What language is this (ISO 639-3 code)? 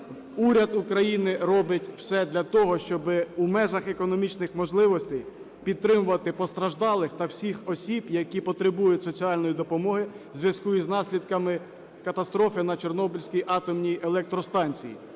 ukr